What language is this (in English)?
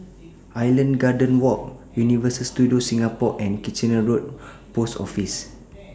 English